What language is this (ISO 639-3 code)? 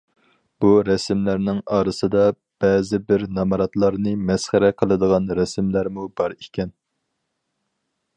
uig